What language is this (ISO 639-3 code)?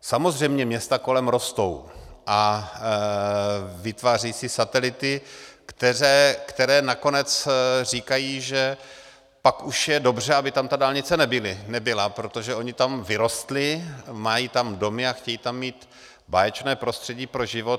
ces